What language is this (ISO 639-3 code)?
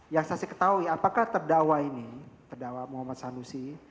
ind